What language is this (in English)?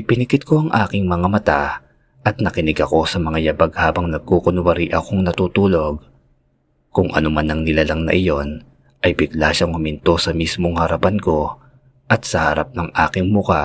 Filipino